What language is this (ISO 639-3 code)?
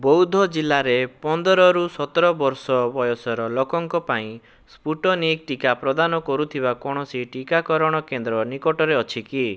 ori